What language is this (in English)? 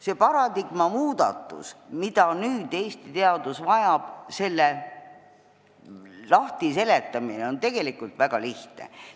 Estonian